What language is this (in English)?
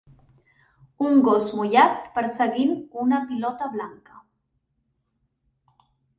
Catalan